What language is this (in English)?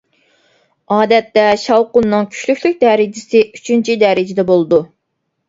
Uyghur